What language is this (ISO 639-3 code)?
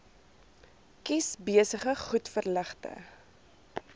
afr